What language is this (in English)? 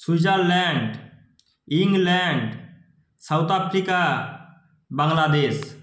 Bangla